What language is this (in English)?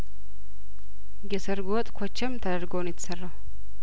Amharic